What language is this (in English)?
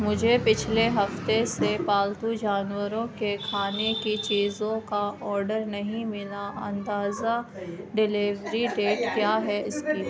Urdu